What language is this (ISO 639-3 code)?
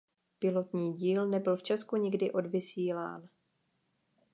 ces